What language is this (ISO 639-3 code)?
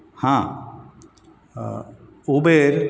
kok